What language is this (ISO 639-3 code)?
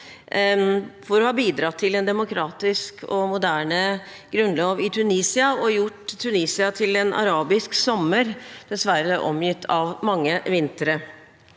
nor